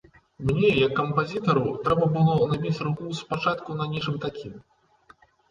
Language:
Belarusian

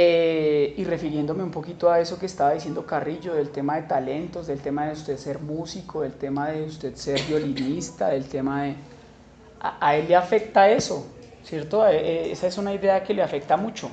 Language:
Spanish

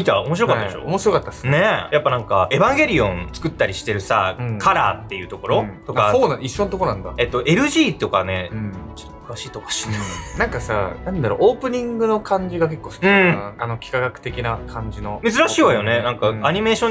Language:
Japanese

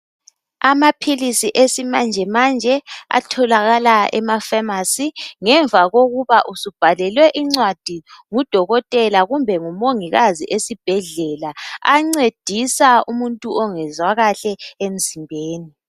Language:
North Ndebele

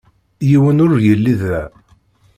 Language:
Kabyle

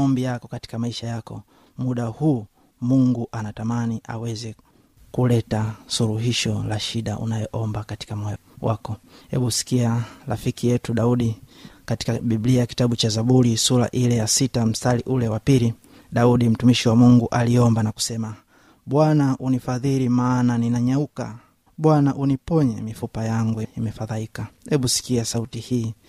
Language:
Swahili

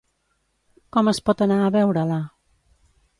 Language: Catalan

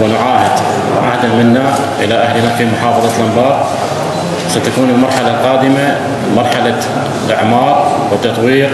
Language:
Arabic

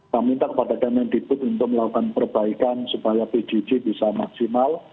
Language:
Indonesian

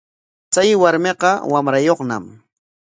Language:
Corongo Ancash Quechua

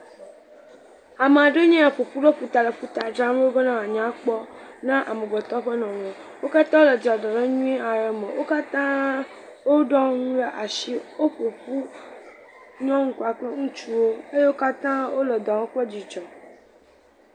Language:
Ewe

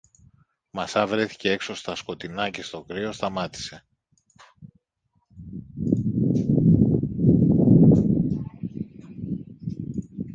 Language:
Greek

